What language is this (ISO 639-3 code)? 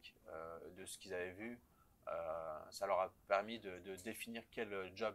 fra